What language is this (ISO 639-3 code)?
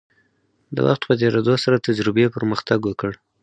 pus